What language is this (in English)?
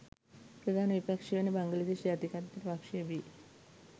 Sinhala